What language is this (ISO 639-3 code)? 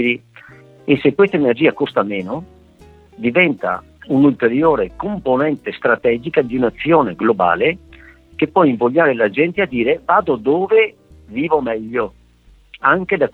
ita